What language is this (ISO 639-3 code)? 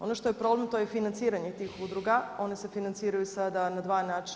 hrv